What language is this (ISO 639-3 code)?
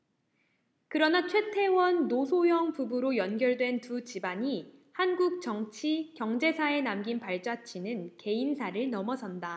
kor